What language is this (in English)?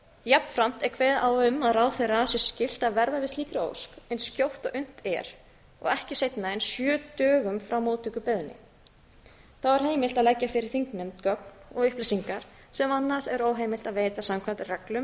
Icelandic